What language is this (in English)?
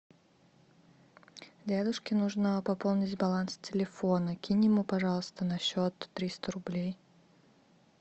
Russian